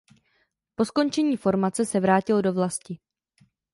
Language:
Czech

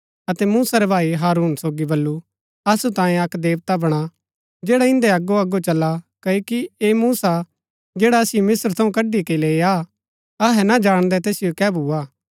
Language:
Gaddi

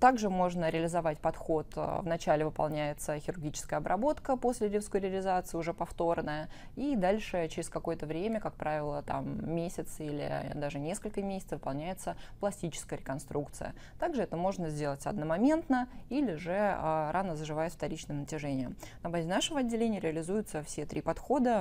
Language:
Russian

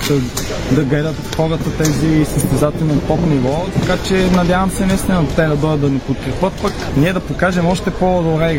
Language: Bulgarian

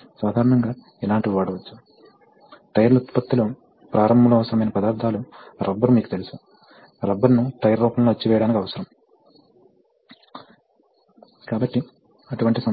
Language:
Telugu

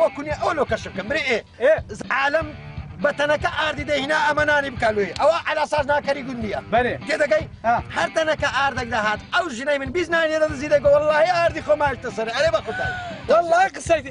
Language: Arabic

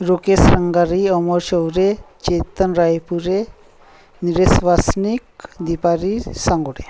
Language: Marathi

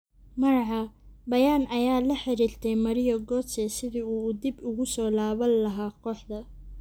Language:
Somali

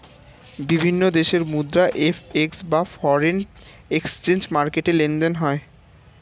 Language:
Bangla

